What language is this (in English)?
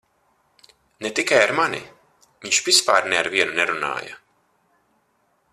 Latvian